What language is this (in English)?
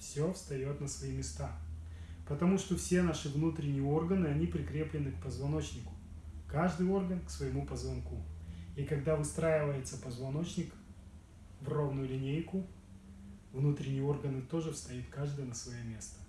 Russian